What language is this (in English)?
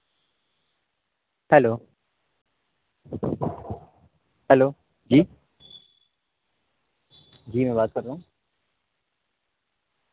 Urdu